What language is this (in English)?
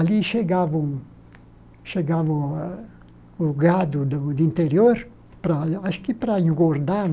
Portuguese